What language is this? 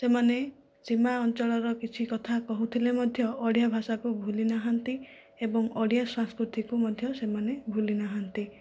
Odia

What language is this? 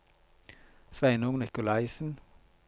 Norwegian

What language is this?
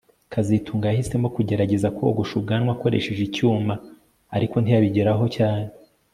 Kinyarwanda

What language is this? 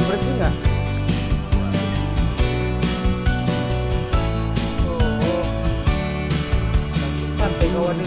Indonesian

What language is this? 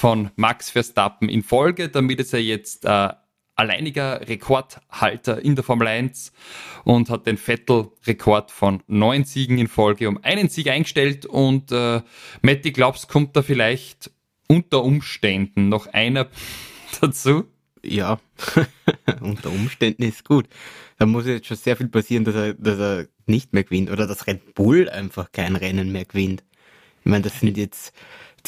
German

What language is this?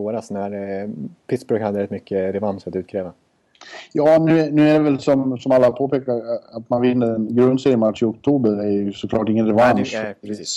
Swedish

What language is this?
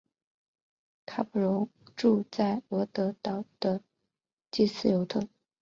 Chinese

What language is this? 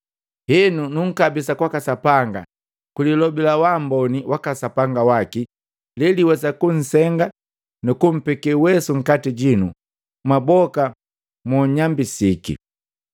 Matengo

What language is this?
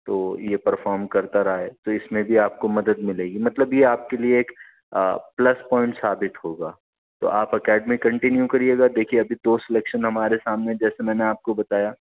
Urdu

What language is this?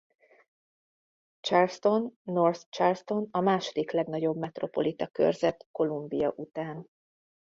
Hungarian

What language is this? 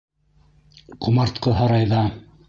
Bashkir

